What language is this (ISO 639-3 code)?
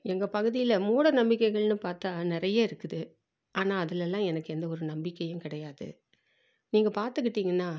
tam